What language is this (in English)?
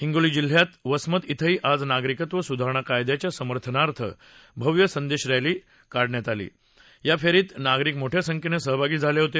Marathi